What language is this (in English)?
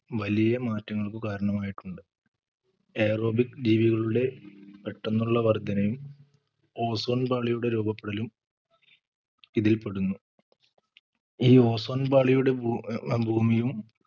Malayalam